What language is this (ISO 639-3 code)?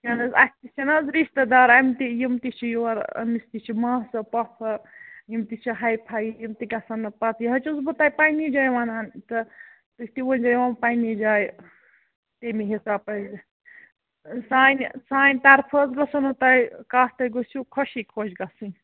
kas